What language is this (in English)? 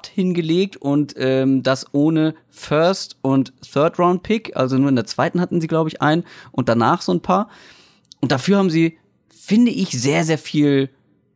German